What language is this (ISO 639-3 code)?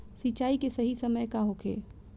bho